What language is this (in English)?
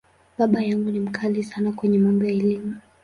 Swahili